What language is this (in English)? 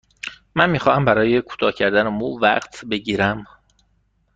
Persian